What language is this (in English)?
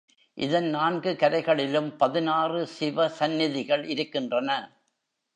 Tamil